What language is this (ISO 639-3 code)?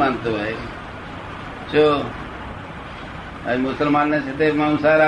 guj